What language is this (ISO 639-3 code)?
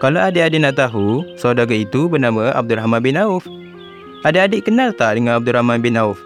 msa